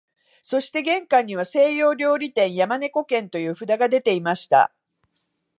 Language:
Japanese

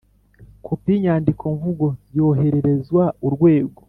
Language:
Kinyarwanda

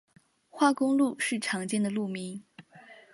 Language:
Chinese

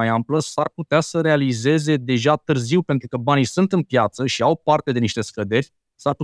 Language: Romanian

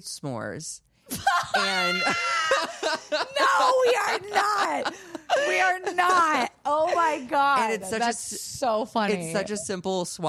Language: English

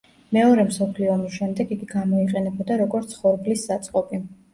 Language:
Georgian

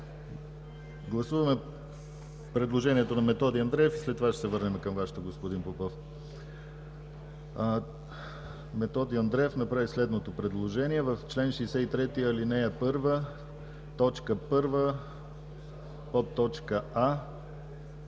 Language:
Bulgarian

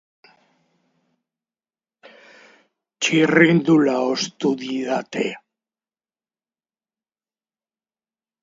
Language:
Basque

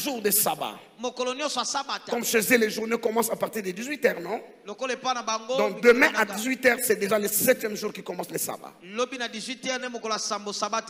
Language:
French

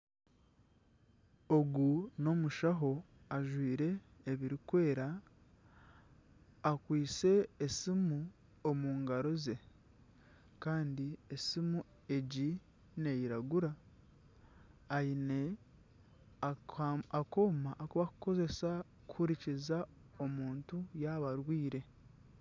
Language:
Nyankole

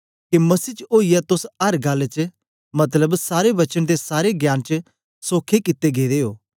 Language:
Dogri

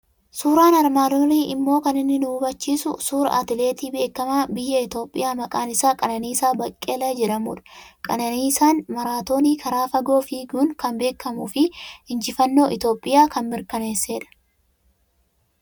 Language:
Oromo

